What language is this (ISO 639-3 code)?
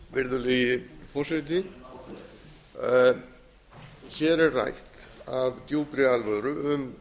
isl